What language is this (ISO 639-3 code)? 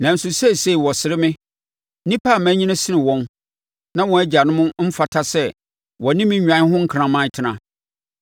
aka